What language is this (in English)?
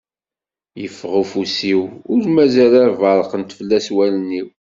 Kabyle